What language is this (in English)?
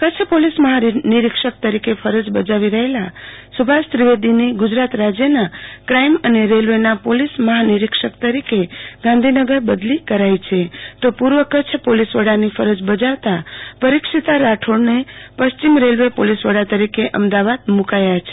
Gujarati